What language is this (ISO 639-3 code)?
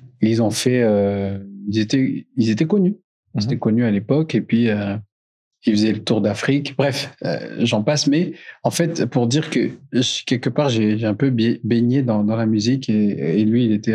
fra